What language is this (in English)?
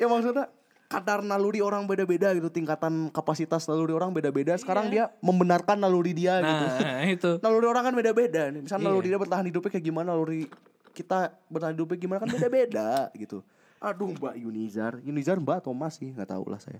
Indonesian